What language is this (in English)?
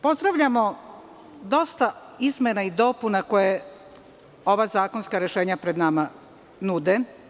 Serbian